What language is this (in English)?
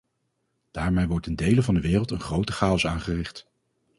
Dutch